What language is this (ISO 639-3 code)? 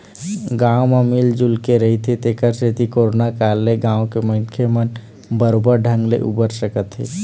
hne